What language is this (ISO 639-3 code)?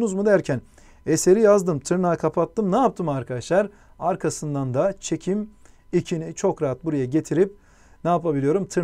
tur